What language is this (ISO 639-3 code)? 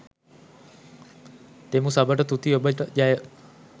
sin